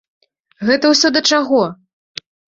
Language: Belarusian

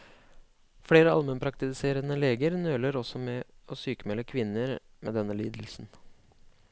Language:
Norwegian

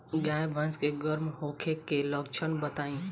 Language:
Bhojpuri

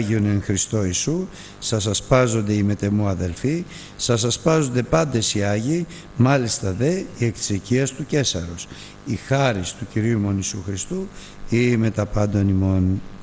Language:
Greek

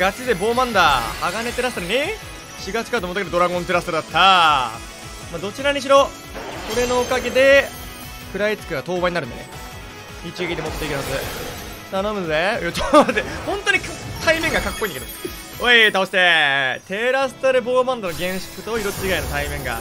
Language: Japanese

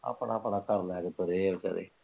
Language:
Punjabi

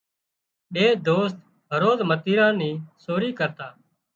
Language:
Wadiyara Koli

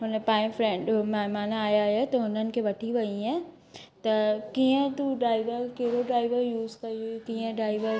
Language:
Sindhi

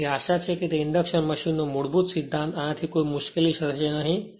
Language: Gujarati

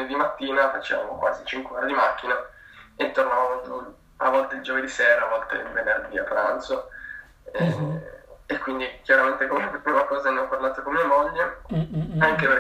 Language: Italian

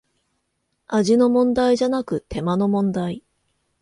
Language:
Japanese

